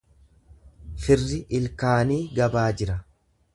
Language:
Oromo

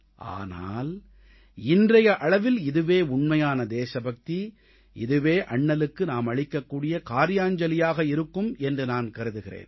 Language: Tamil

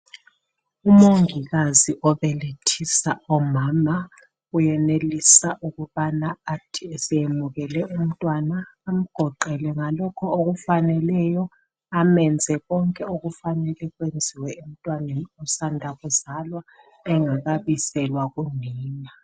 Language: North Ndebele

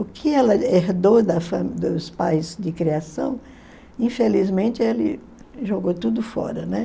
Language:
Portuguese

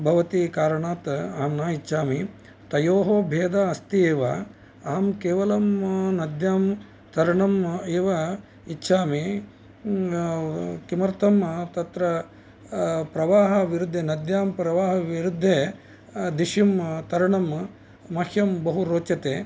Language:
Sanskrit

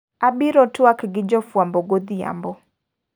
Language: Luo (Kenya and Tanzania)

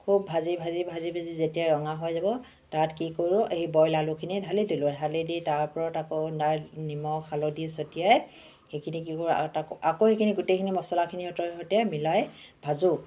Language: Assamese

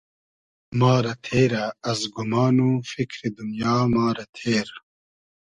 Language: Hazaragi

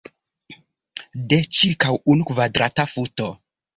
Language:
Esperanto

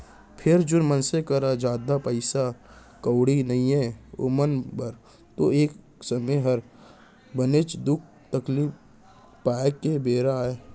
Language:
Chhattisgarhi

